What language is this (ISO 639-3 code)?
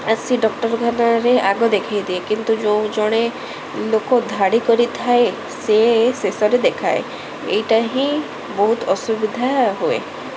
ori